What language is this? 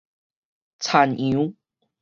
Min Nan Chinese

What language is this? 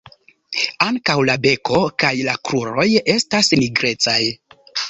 Esperanto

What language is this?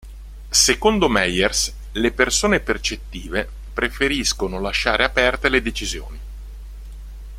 Italian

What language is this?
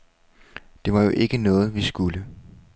Danish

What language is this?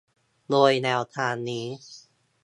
Thai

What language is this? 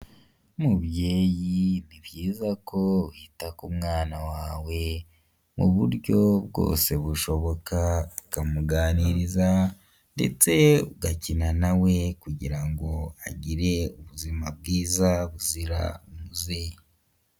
Kinyarwanda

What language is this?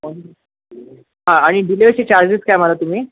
Marathi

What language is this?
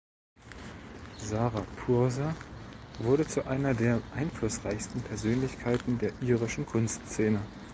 German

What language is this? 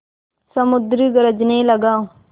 Hindi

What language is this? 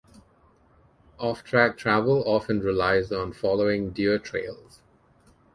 English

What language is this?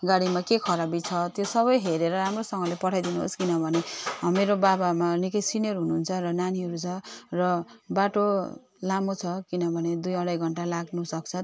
Nepali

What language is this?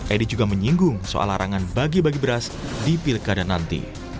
Indonesian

